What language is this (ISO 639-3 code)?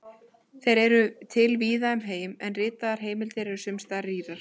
isl